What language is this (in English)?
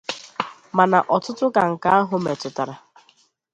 Igbo